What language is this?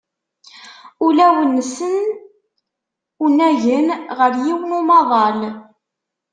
Kabyle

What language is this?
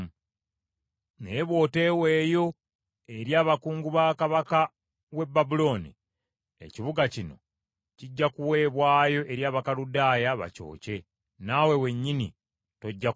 Ganda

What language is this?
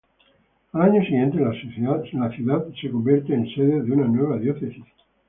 Spanish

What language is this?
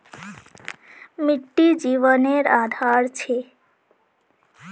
Magahi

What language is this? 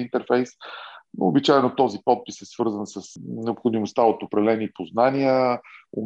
Bulgarian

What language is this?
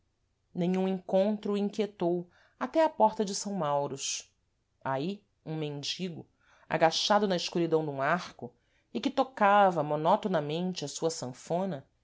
Portuguese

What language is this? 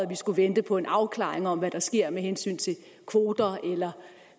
Danish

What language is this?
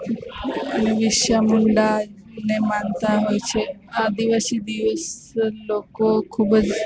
Gujarati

